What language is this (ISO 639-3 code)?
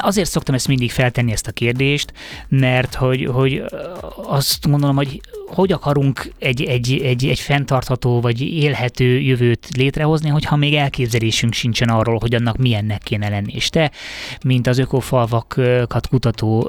hun